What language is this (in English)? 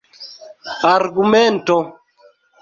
Esperanto